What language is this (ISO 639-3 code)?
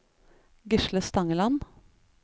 nor